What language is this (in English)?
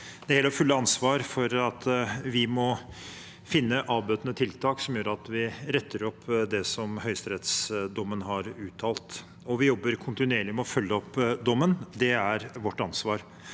Norwegian